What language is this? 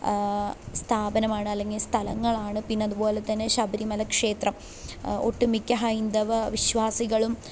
Malayalam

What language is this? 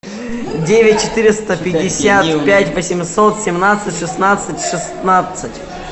Russian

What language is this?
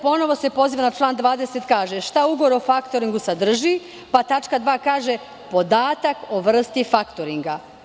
Serbian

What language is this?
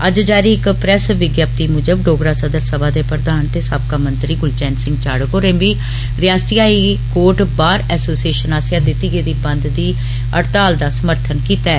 Dogri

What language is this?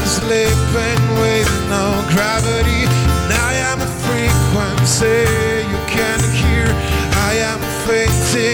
Italian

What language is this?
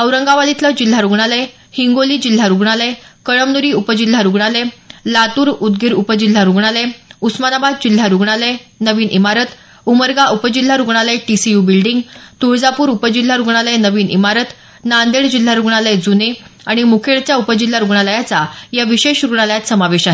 Marathi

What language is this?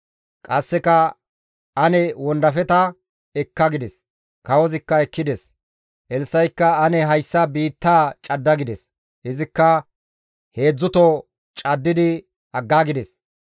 Gamo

